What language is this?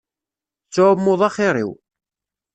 Kabyle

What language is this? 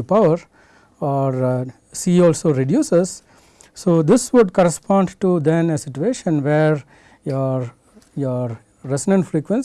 English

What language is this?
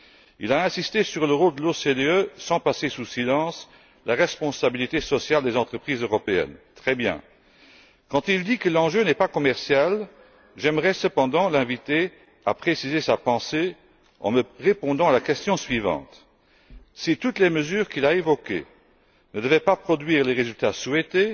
French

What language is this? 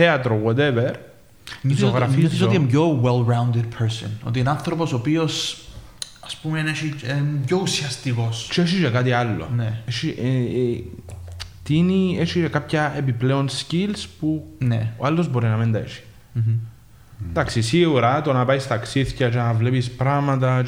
Greek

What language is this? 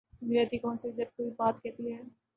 Urdu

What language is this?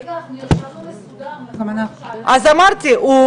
Hebrew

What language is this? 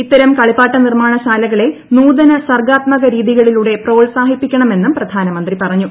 Malayalam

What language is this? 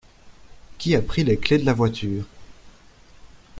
French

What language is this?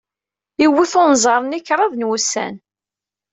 Kabyle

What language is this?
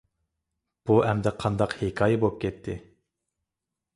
Uyghur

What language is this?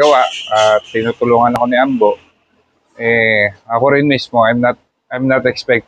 Filipino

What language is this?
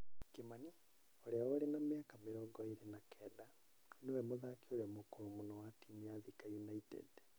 Kikuyu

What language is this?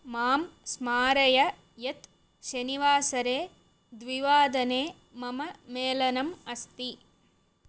Sanskrit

